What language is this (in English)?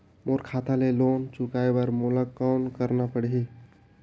Chhattisgarhi